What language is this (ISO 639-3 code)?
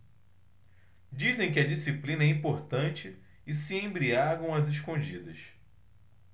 por